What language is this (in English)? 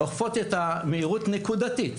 Hebrew